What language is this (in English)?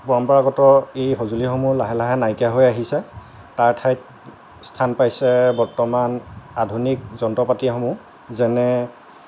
Assamese